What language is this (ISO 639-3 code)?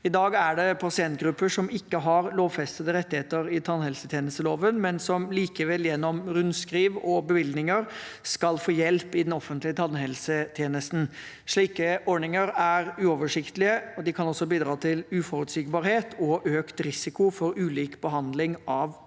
nor